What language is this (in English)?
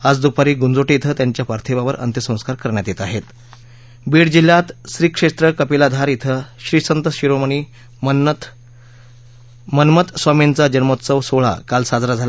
Marathi